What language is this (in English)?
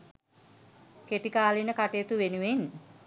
Sinhala